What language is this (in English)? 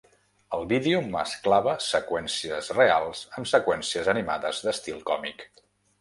Catalan